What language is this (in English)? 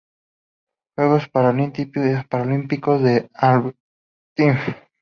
Spanish